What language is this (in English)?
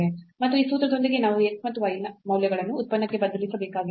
Kannada